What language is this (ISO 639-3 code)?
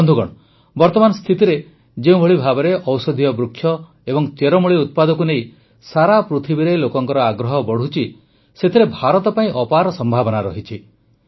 ori